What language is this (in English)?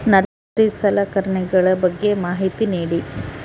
Kannada